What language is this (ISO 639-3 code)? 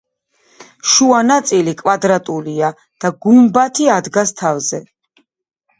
kat